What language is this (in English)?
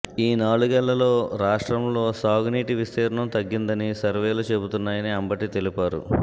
Telugu